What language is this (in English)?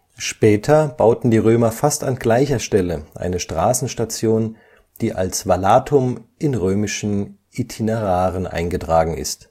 German